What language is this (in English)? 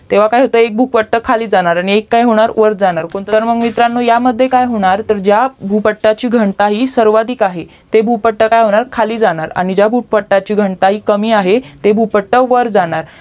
Marathi